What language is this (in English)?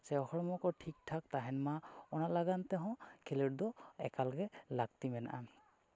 Santali